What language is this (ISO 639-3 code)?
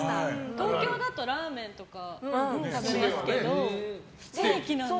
jpn